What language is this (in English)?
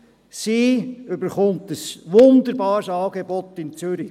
Swiss German